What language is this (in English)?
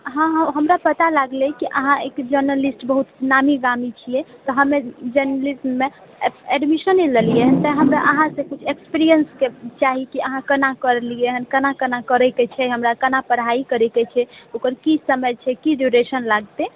Maithili